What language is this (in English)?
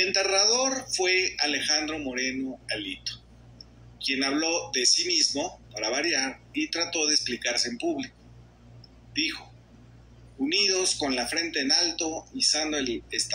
Spanish